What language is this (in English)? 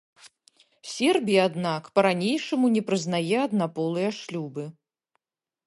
Belarusian